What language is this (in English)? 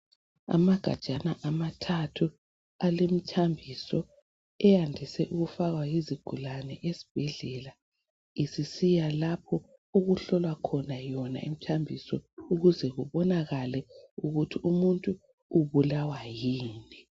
North Ndebele